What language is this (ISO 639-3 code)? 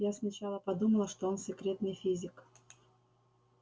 rus